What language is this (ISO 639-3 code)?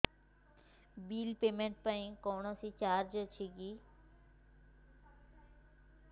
ori